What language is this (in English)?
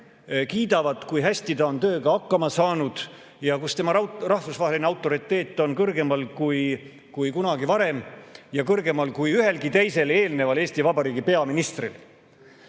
Estonian